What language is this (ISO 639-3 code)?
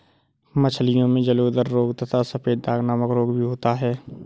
hin